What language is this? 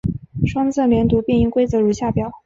Chinese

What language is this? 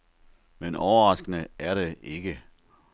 Danish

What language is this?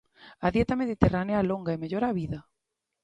Galician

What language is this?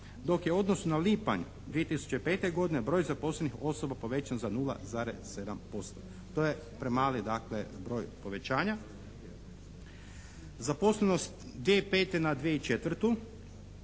Croatian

